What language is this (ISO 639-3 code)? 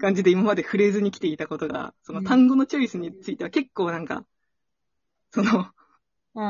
jpn